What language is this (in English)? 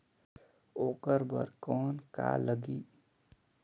Chhattisgarhi